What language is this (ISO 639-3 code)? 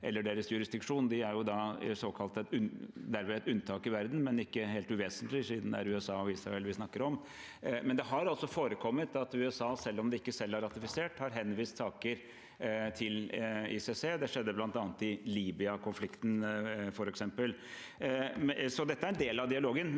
nor